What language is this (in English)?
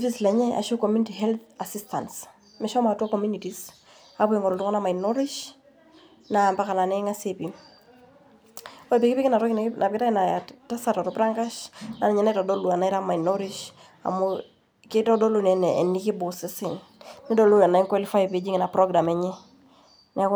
Masai